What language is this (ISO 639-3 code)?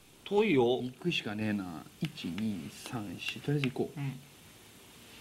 jpn